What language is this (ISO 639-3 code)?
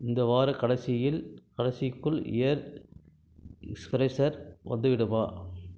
tam